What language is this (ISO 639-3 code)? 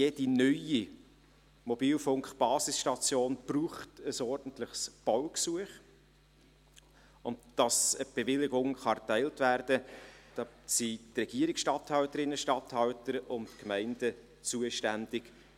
gsw